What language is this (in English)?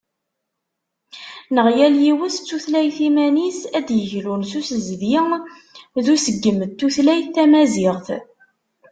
Kabyle